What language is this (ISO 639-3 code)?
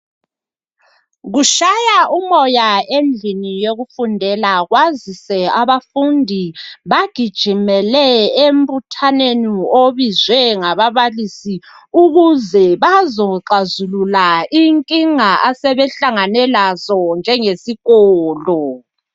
nde